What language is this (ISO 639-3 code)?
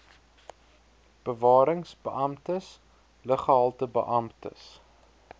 afr